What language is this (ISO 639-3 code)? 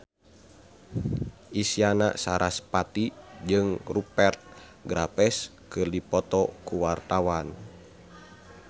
sun